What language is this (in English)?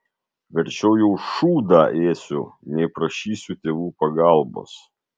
Lithuanian